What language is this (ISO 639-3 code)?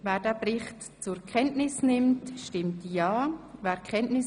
gsw